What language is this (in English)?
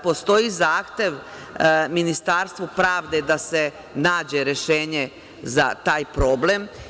Serbian